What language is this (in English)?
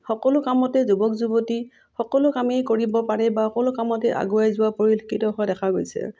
Assamese